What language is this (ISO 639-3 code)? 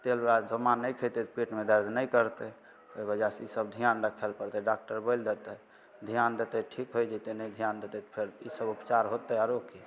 mai